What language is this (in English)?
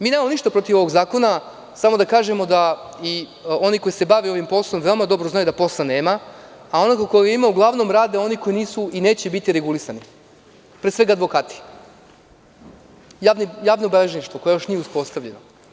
Serbian